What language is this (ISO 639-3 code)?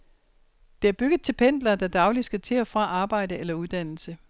dan